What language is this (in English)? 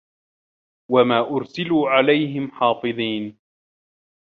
Arabic